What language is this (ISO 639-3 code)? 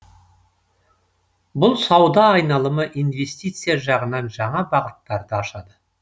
kaz